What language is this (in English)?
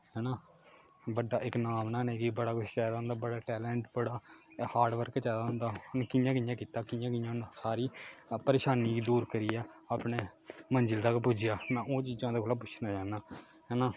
Dogri